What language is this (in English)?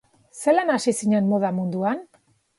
Basque